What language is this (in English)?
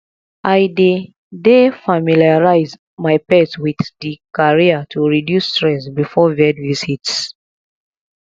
Nigerian Pidgin